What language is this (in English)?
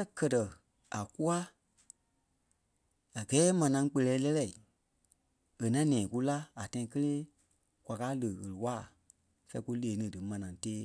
Kpelle